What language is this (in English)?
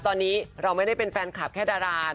Thai